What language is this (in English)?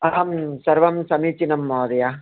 Sanskrit